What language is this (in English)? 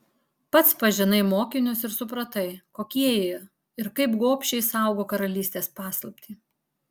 Lithuanian